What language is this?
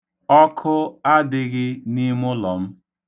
Igbo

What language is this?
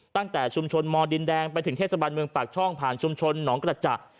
Thai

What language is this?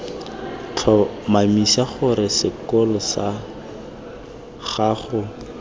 Tswana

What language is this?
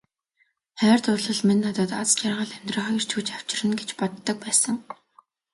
Mongolian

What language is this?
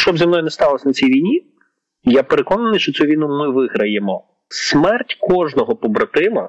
Ukrainian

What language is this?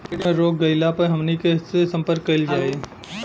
Bhojpuri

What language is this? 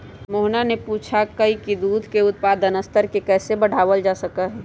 Magahi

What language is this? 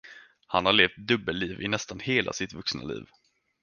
Swedish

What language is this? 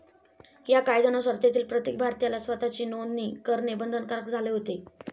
Marathi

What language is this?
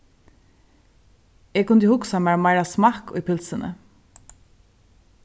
Faroese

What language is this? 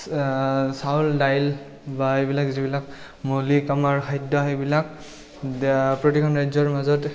Assamese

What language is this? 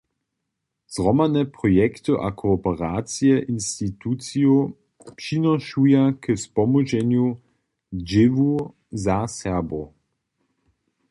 Upper Sorbian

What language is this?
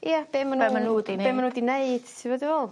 Welsh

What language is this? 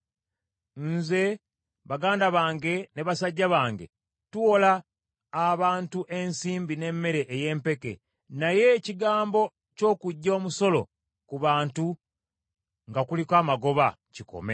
Ganda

